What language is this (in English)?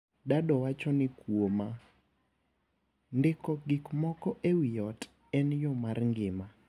Luo (Kenya and Tanzania)